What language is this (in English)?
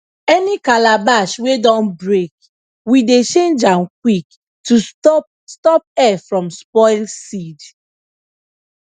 Nigerian Pidgin